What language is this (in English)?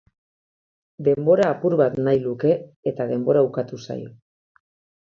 Basque